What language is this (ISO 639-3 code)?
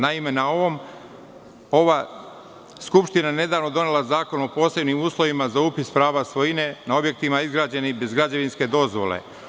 srp